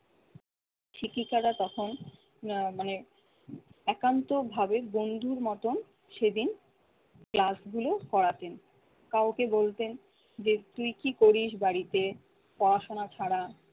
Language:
Bangla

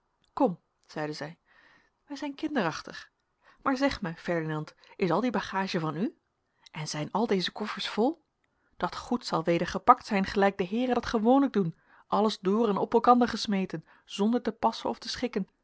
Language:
Dutch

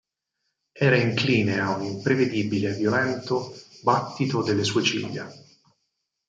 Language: Italian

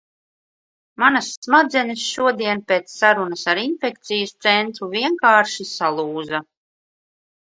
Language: Latvian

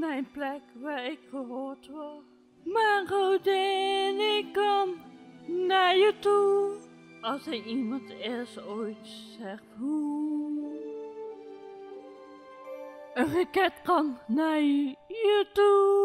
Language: Dutch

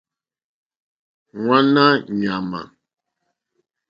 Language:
Mokpwe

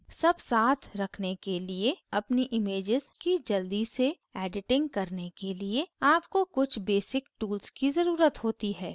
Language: Hindi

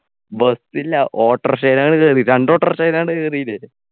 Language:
Malayalam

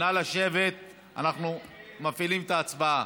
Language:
Hebrew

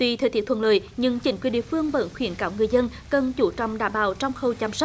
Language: Vietnamese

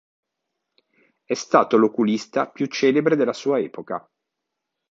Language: Italian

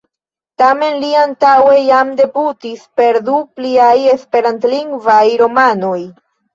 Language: Esperanto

